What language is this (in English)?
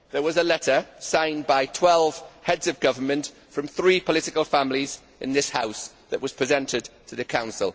English